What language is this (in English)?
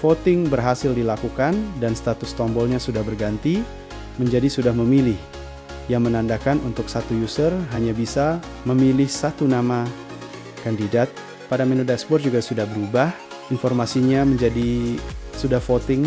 Indonesian